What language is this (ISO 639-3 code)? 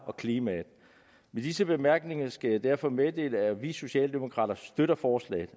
dan